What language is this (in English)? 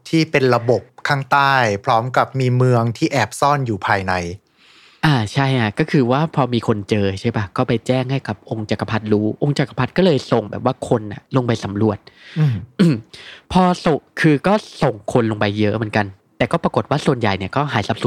Thai